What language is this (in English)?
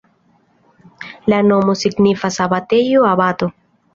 Esperanto